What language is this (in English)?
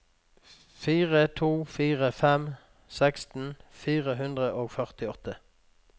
Norwegian